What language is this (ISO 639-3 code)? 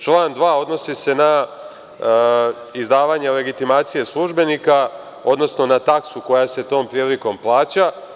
srp